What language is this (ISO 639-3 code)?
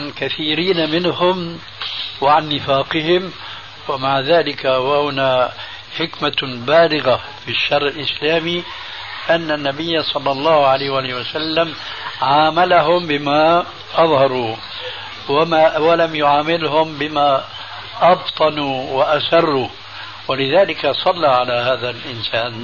ara